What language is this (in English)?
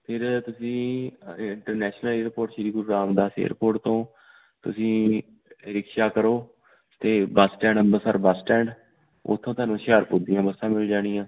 Punjabi